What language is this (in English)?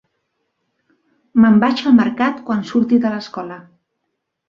Catalan